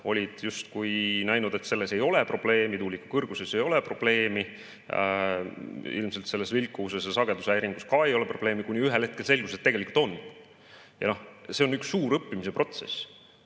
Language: Estonian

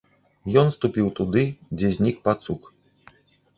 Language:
Belarusian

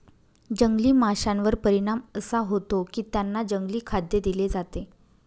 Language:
Marathi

